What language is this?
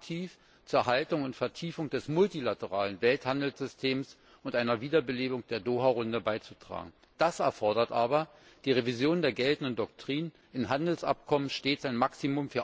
German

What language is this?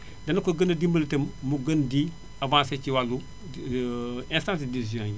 Wolof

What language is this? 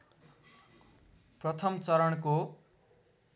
Nepali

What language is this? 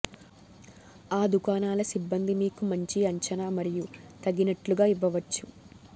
Telugu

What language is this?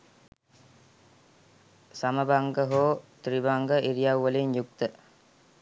Sinhala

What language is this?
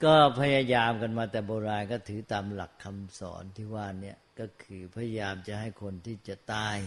Thai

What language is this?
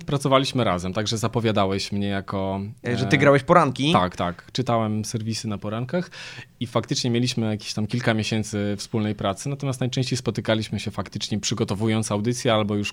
Polish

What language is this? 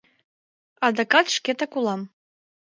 Mari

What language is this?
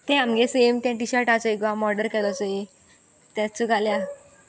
Konkani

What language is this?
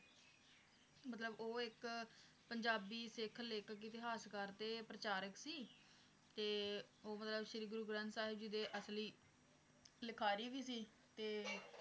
Punjabi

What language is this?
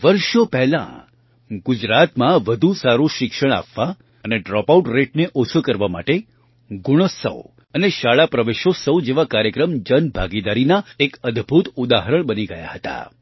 Gujarati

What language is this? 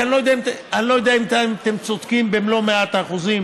Hebrew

